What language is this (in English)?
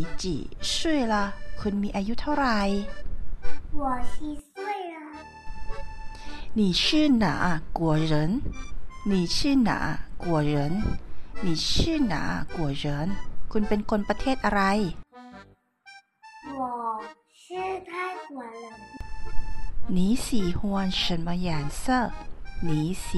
Thai